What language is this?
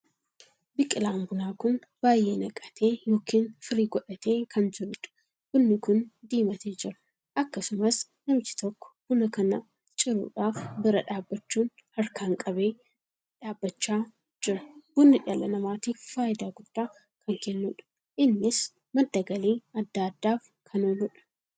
Oromo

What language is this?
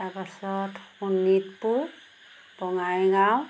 Assamese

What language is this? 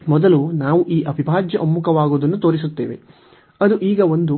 Kannada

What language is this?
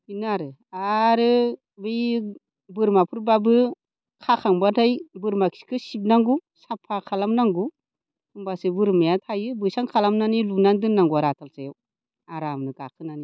Bodo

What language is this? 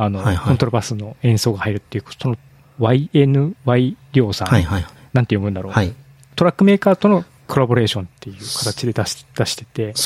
Japanese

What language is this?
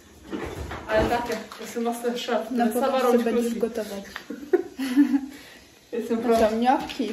Polish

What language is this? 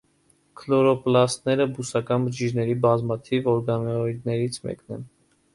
Armenian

